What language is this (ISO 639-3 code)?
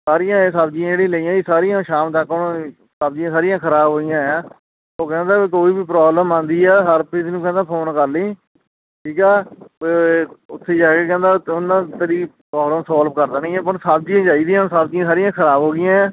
pan